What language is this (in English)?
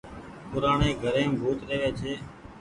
Goaria